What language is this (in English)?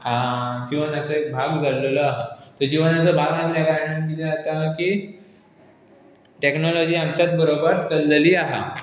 Konkani